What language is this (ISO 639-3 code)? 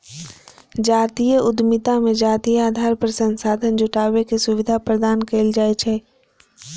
mai